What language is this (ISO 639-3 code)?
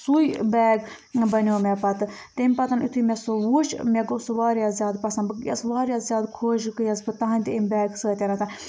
kas